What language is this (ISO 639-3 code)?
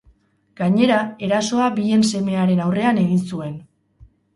eus